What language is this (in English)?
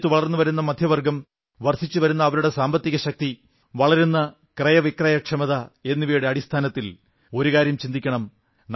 Malayalam